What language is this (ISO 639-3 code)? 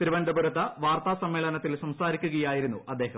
mal